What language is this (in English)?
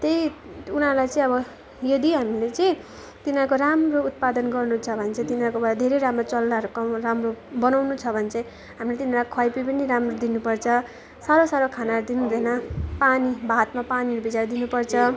Nepali